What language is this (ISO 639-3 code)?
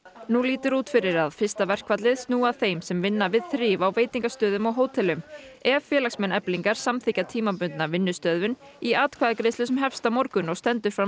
isl